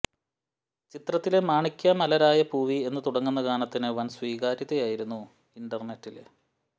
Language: Malayalam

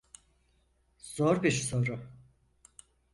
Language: Turkish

